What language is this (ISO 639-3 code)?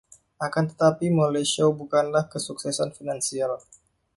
ind